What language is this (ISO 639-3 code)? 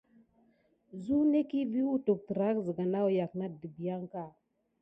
gid